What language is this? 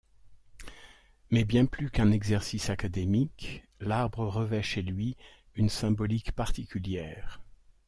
French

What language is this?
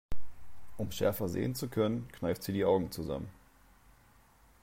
German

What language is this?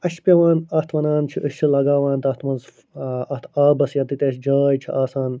Kashmiri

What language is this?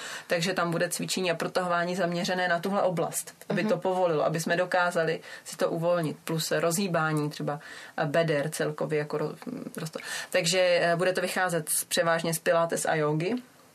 Czech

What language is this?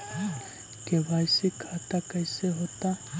Magahi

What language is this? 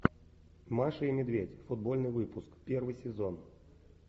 Russian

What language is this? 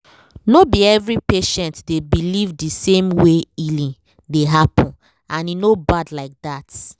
Nigerian Pidgin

